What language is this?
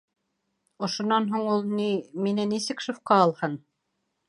Bashkir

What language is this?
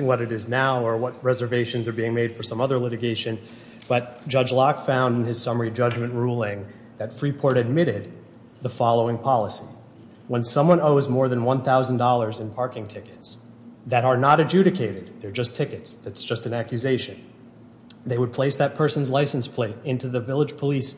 English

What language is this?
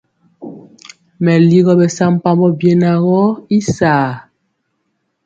Mpiemo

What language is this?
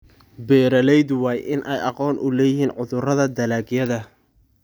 Somali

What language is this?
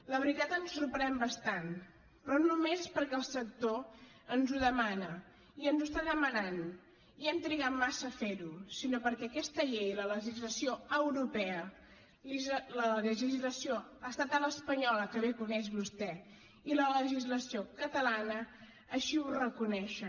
Catalan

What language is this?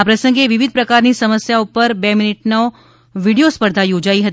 Gujarati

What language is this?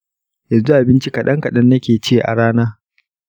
Hausa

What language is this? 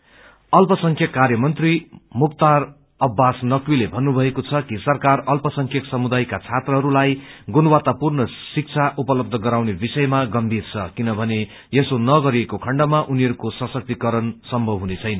Nepali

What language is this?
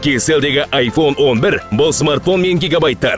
Kazakh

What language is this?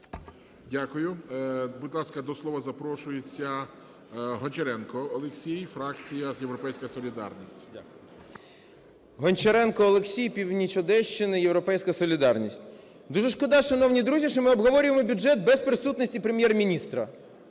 Ukrainian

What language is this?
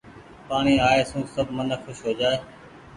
Goaria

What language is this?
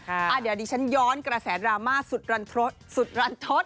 Thai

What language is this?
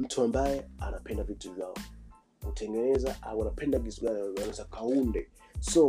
Swahili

